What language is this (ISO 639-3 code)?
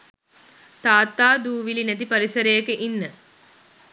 sin